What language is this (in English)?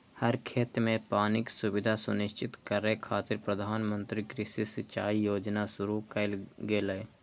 Maithili